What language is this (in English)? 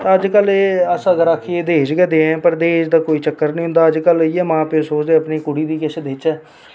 Dogri